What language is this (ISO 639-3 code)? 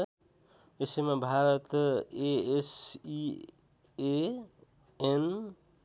nep